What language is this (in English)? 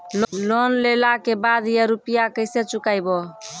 Maithili